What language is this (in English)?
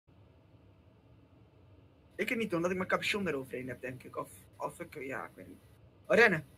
Dutch